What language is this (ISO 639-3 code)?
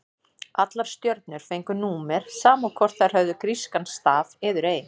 isl